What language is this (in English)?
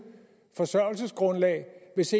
Danish